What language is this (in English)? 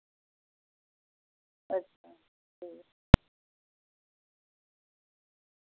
Dogri